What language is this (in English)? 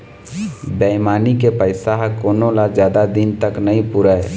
Chhattisgarhi